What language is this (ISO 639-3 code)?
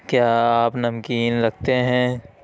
urd